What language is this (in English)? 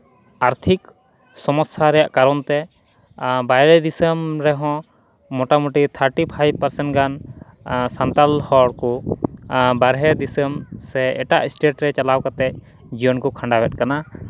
Santali